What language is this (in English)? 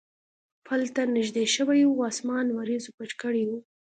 Pashto